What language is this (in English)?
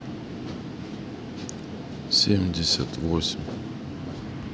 Russian